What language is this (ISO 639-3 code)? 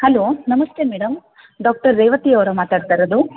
kan